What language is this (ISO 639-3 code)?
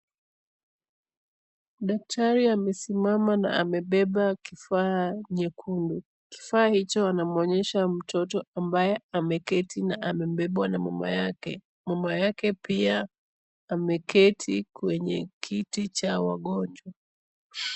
swa